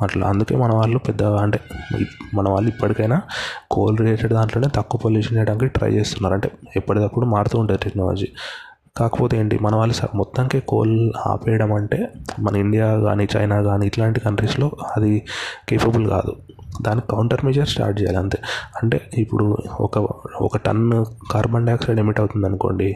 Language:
Telugu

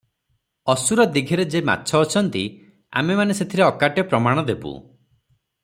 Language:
Odia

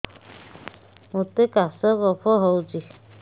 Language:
Odia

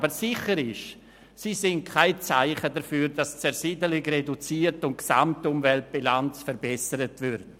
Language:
Swiss German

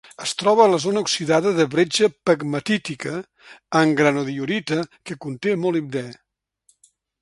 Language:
Catalan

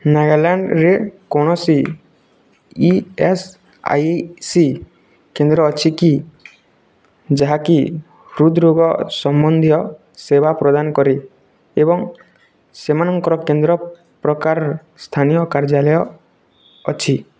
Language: Odia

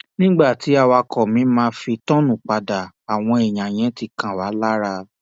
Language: Yoruba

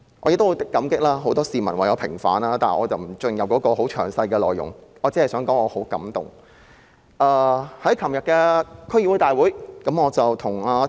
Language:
Cantonese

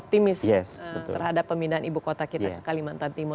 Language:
Indonesian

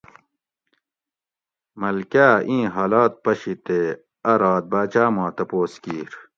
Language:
Gawri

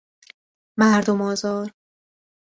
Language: Persian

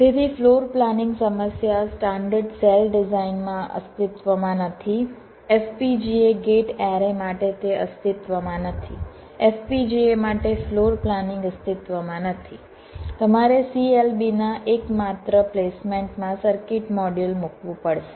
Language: Gujarati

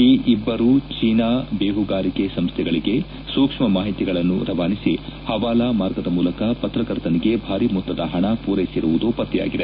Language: Kannada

